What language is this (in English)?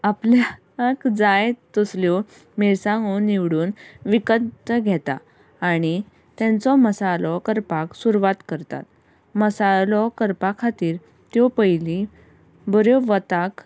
Konkani